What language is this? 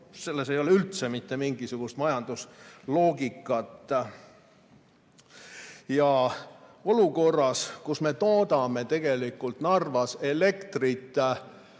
Estonian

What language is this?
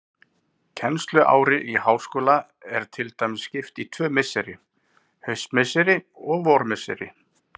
Icelandic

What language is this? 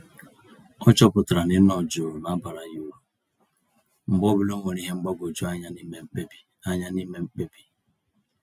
Igbo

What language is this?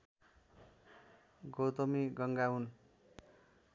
Nepali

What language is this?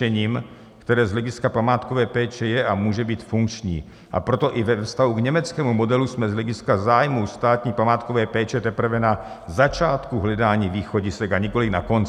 Czech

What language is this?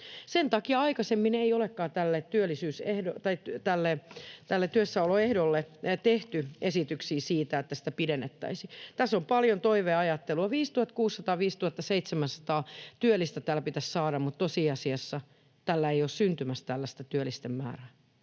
Finnish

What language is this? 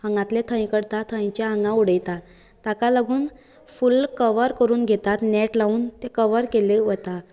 Konkani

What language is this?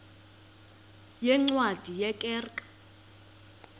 Xhosa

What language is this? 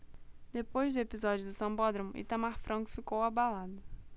Portuguese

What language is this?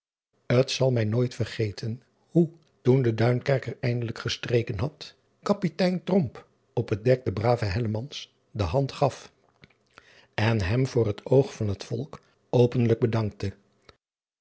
Dutch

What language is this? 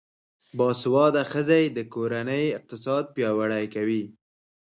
Pashto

